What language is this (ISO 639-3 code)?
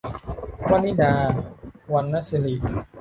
tha